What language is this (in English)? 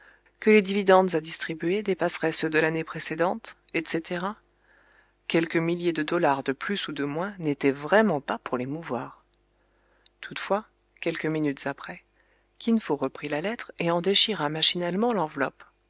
French